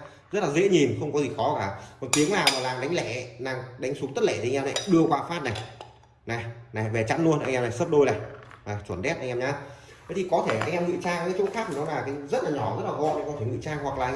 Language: Vietnamese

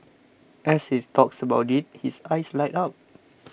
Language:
English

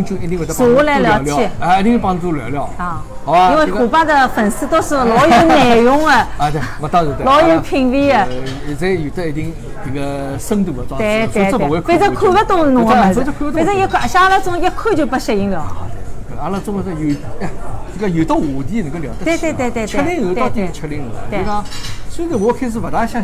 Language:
Chinese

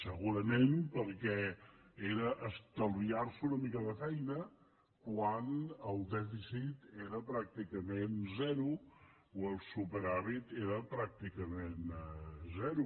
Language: Catalan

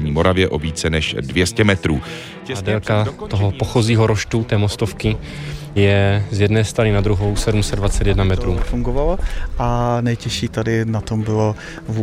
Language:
Czech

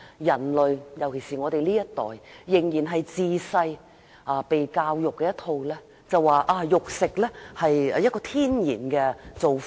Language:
Cantonese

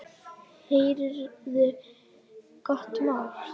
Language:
Icelandic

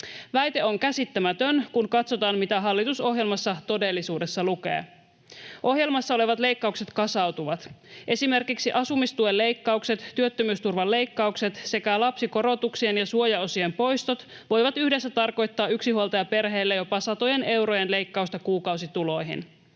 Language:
Finnish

